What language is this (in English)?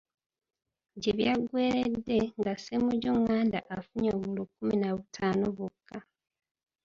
Ganda